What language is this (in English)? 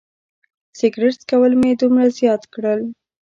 Pashto